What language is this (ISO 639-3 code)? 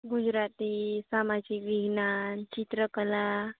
guj